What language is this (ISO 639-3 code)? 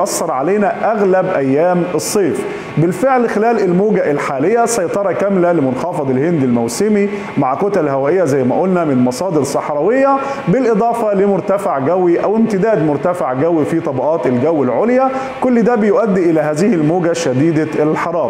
ara